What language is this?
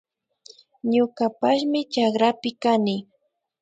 Imbabura Highland Quichua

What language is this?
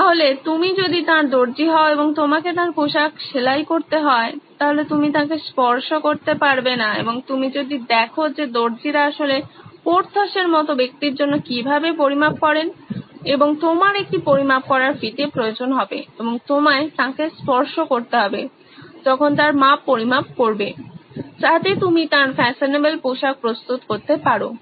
Bangla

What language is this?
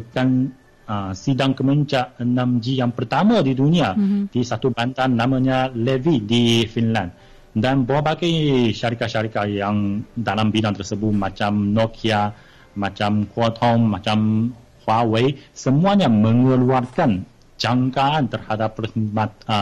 Malay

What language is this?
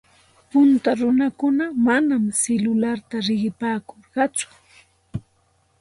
Santa Ana de Tusi Pasco Quechua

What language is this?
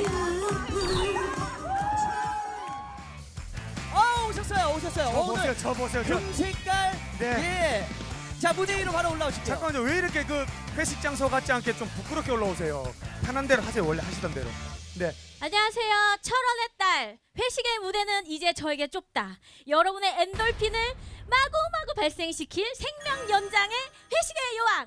Korean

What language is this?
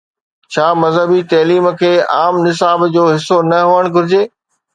Sindhi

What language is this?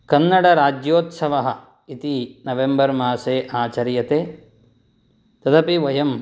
Sanskrit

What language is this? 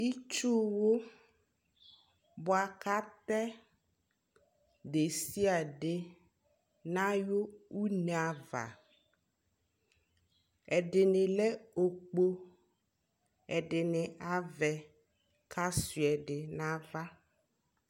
Ikposo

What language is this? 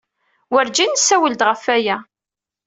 Kabyle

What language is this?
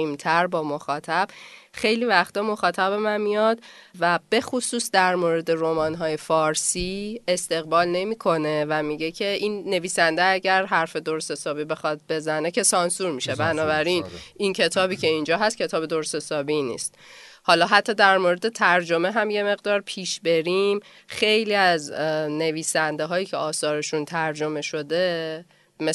Persian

